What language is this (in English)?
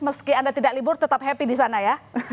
Indonesian